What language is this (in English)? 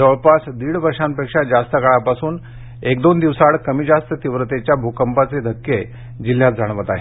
Marathi